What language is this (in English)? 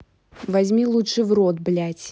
Russian